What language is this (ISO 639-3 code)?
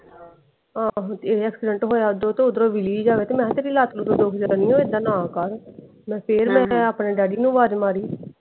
pan